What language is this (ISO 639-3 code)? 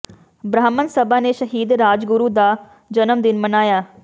pan